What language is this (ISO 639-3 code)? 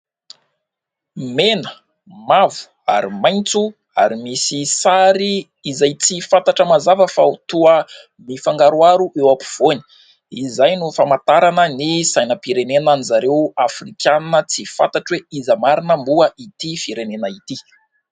mlg